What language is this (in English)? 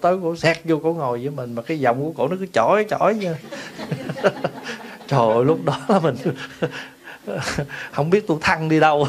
Vietnamese